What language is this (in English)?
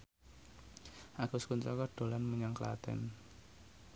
Javanese